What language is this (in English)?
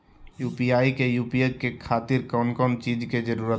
Magahi